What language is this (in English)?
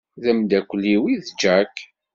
Kabyle